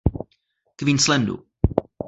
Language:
Czech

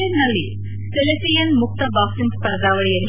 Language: Kannada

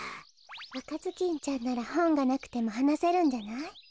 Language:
Japanese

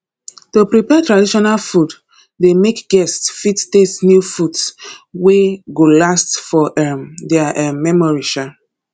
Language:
Nigerian Pidgin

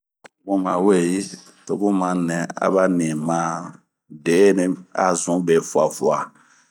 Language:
Bomu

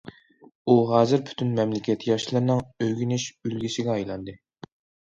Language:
Uyghur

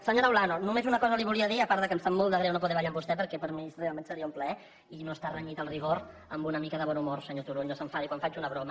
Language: Catalan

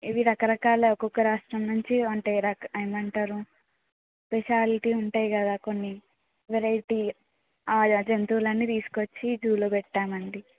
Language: Telugu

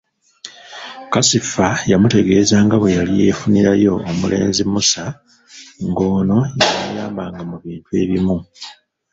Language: Ganda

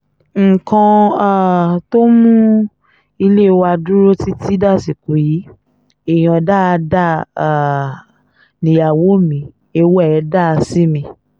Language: Yoruba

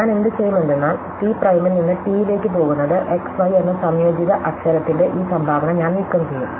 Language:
Malayalam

